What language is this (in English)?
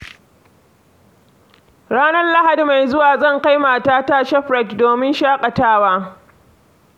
Hausa